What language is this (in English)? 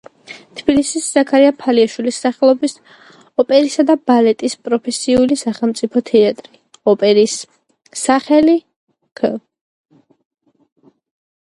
Georgian